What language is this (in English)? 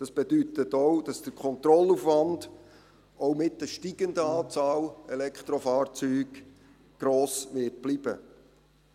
Swiss German